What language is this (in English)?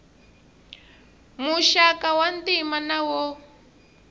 Tsonga